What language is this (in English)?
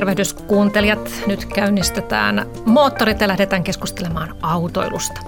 Finnish